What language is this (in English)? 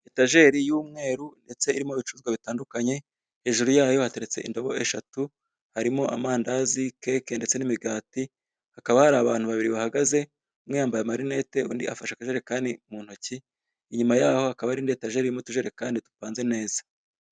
Kinyarwanda